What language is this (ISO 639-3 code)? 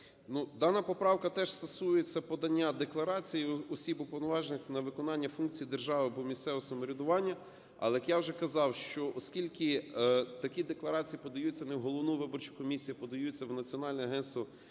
ukr